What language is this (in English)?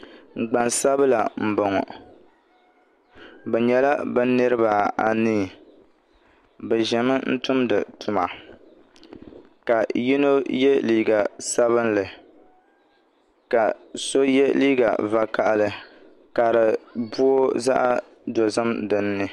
Dagbani